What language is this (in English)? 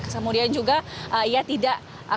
Indonesian